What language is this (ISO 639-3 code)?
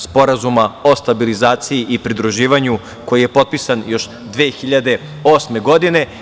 srp